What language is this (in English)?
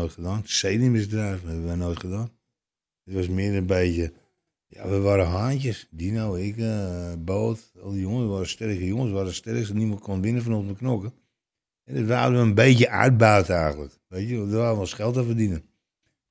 Dutch